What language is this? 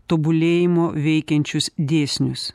Lithuanian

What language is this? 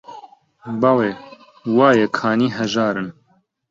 Central Kurdish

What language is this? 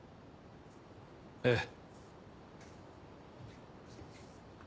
Japanese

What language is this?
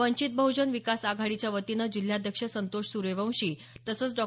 Marathi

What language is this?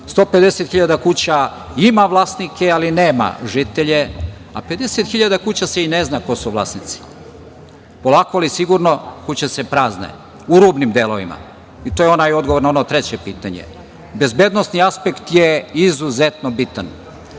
Serbian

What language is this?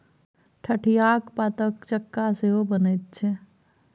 Maithili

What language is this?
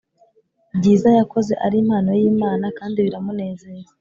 Kinyarwanda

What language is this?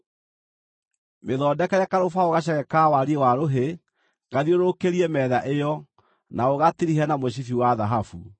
Kikuyu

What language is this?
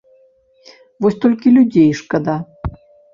Belarusian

